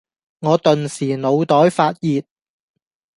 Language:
Cantonese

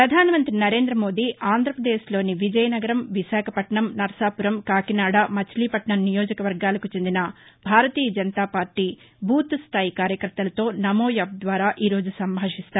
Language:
Telugu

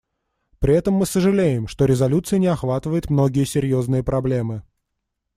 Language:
Russian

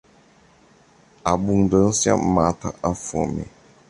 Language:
Portuguese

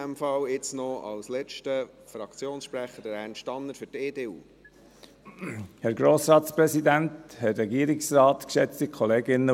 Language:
Swiss German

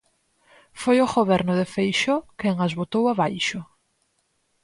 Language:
Galician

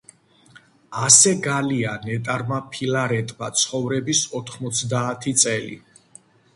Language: Georgian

